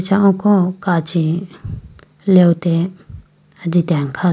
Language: Idu-Mishmi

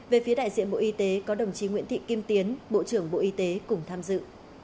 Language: Vietnamese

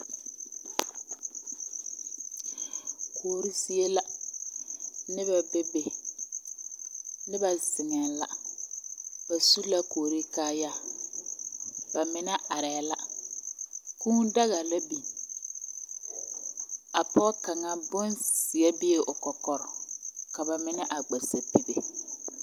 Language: Southern Dagaare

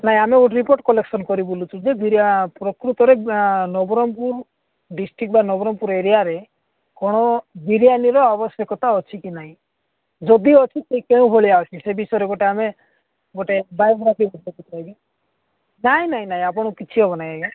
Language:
Odia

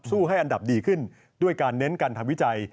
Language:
Thai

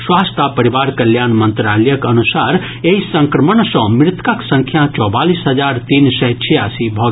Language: Maithili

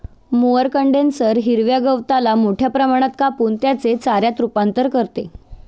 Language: Marathi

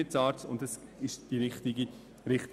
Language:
Swiss German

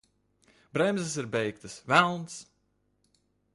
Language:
Latvian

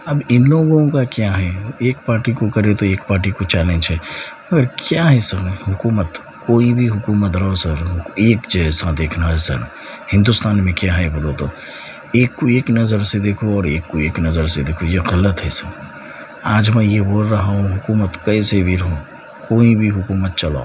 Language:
Urdu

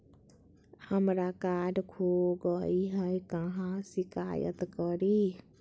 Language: Magahi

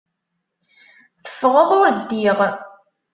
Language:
Kabyle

